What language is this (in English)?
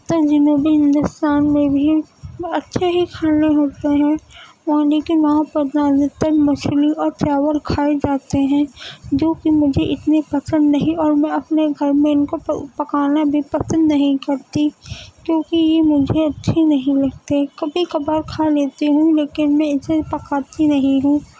Urdu